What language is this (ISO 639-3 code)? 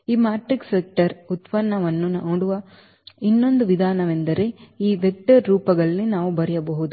kan